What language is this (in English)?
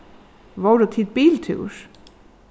Faroese